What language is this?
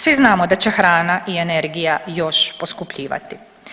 Croatian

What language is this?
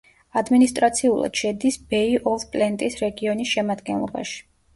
Georgian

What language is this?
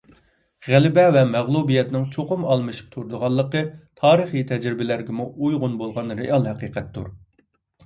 Uyghur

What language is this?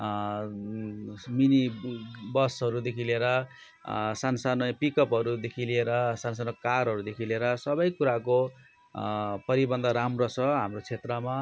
Nepali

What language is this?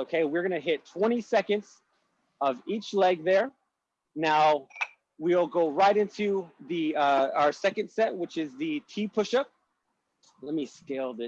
English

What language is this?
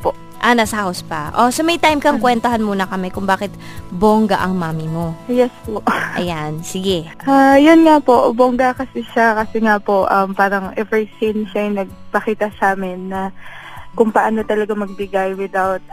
Filipino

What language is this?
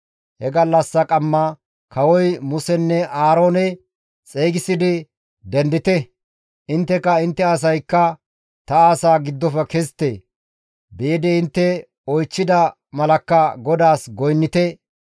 Gamo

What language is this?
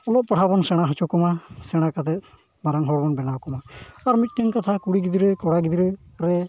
Santali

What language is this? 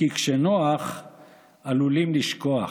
Hebrew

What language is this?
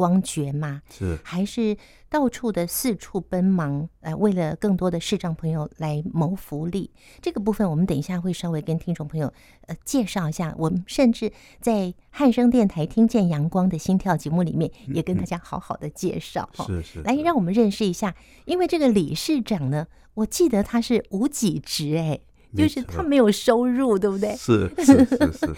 Chinese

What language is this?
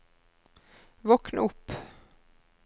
Norwegian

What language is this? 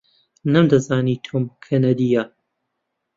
Central Kurdish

